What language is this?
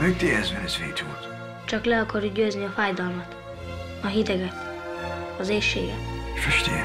Hungarian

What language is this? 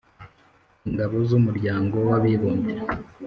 Kinyarwanda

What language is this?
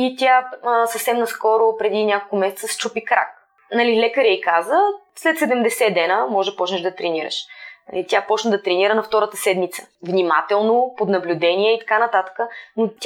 Bulgarian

